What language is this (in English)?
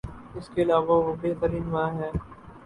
Urdu